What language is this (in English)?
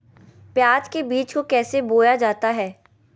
Magahi